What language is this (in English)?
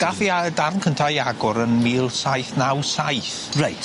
Welsh